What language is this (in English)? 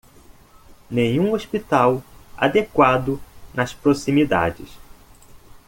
Portuguese